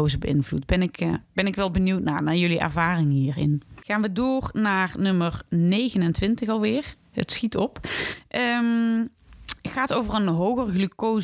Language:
Dutch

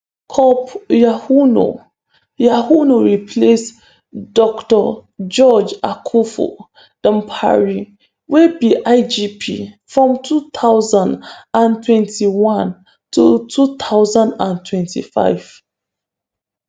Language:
Nigerian Pidgin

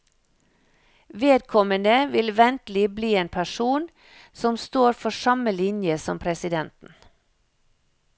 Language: Norwegian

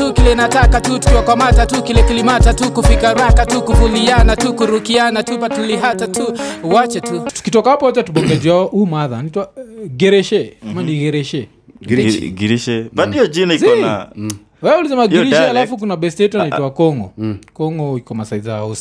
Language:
Swahili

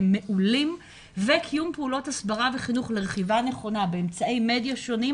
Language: Hebrew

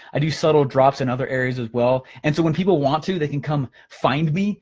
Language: English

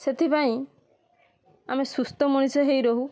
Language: Odia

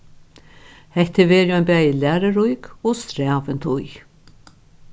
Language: Faroese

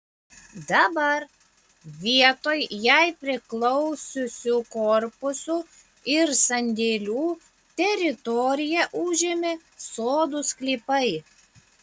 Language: Lithuanian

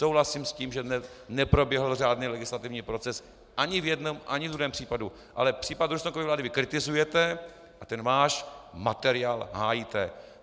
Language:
Czech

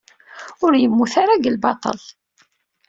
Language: Kabyle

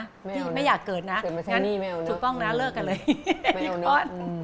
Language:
Thai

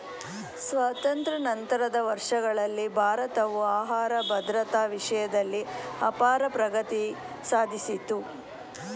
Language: Kannada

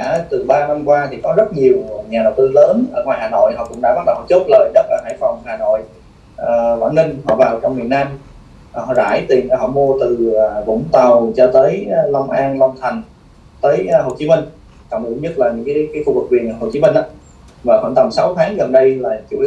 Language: Vietnamese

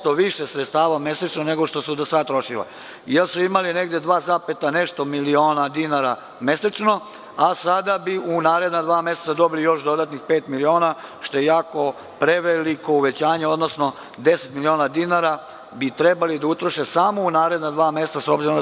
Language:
Serbian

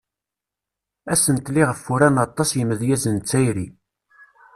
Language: Kabyle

